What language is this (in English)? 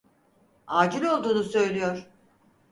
Turkish